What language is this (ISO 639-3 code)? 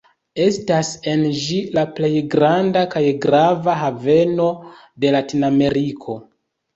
epo